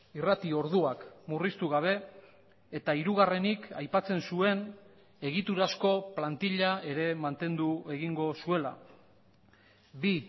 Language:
Basque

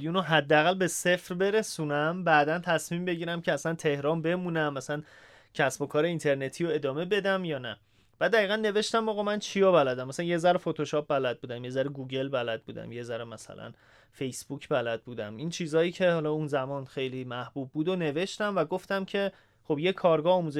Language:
Persian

